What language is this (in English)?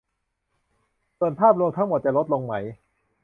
Thai